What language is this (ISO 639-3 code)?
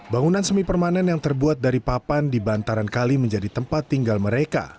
ind